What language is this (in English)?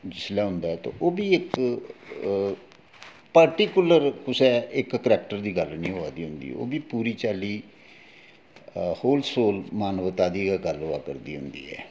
Dogri